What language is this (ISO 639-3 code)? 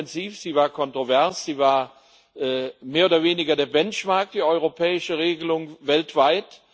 deu